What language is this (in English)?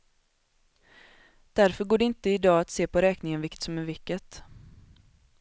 Swedish